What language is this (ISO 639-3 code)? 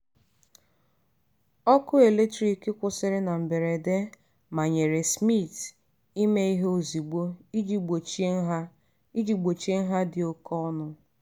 ibo